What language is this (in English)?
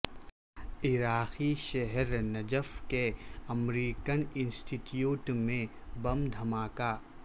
Urdu